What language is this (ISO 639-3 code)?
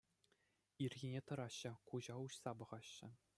chv